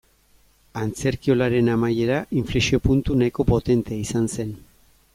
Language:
Basque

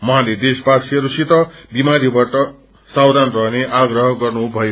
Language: Nepali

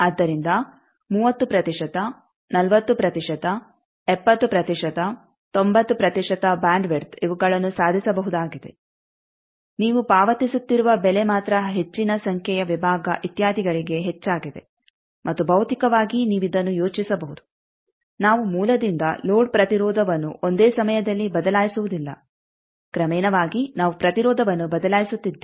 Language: Kannada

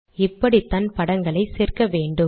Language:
Tamil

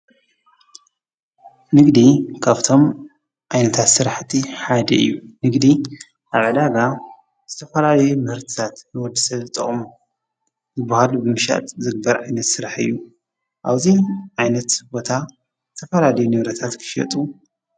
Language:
Tigrinya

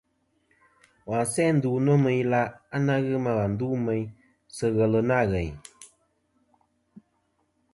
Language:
Kom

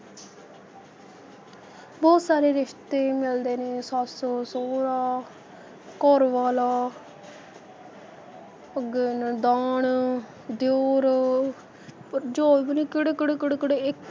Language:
Punjabi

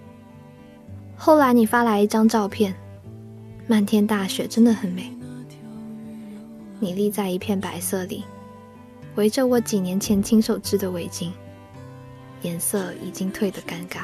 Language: Chinese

